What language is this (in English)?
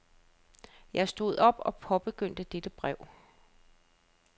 Danish